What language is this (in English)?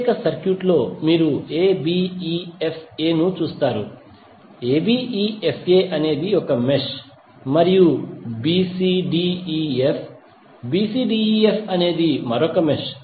Telugu